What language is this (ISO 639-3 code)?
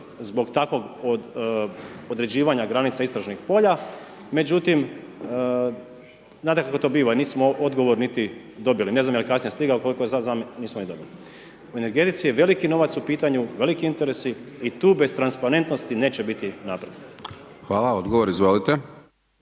hrv